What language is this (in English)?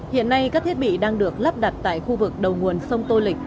Vietnamese